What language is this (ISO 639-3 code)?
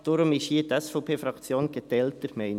gsw